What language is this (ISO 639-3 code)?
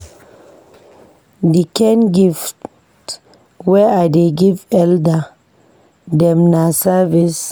pcm